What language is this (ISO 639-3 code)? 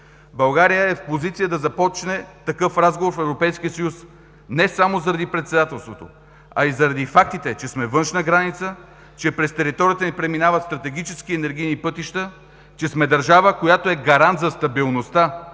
bul